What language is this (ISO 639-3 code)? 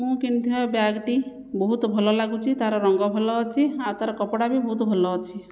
ori